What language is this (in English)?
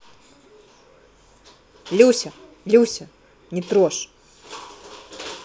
Russian